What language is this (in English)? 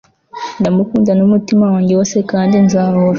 Kinyarwanda